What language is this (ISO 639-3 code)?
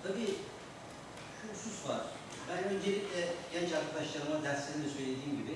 tur